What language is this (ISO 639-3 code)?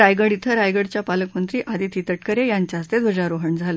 mar